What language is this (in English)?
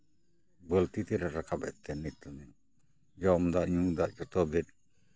Santali